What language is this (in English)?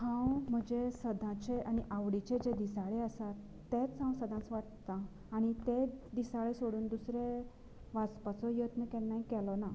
Konkani